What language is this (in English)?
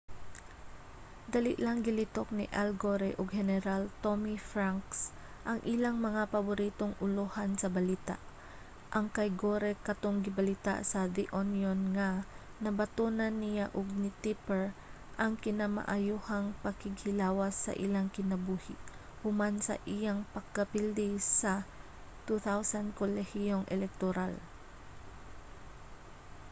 Cebuano